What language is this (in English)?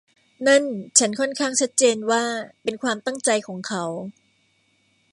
Thai